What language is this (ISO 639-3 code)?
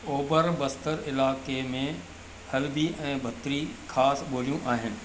snd